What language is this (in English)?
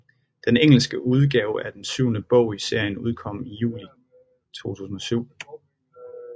Danish